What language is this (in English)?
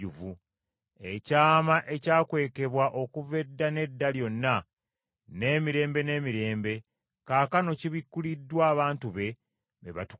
Ganda